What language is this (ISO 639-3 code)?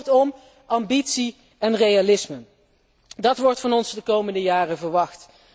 nld